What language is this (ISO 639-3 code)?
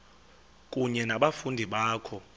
xho